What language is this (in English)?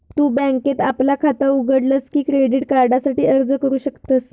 Marathi